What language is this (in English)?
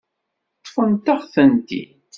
Kabyle